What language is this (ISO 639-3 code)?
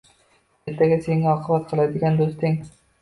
uzb